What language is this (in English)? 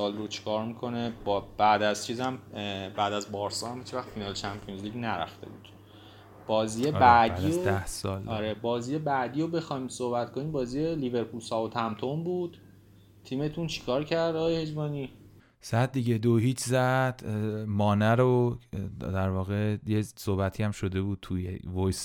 Persian